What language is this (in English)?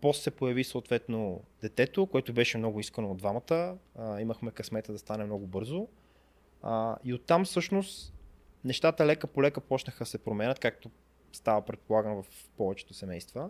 Bulgarian